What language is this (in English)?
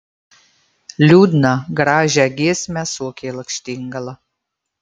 Lithuanian